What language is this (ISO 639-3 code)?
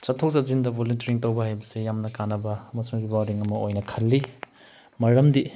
mni